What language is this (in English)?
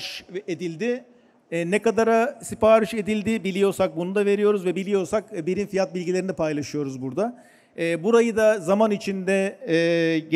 Turkish